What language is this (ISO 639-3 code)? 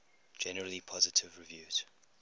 eng